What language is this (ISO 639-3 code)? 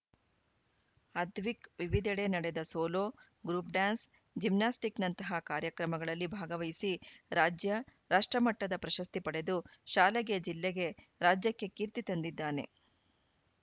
kan